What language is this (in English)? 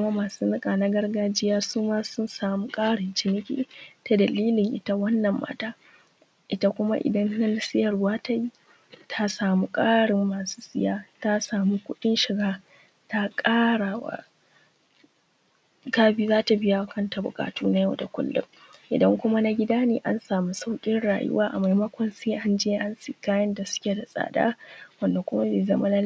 Hausa